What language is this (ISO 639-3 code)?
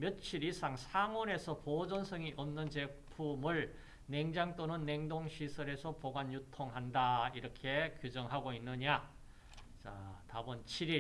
kor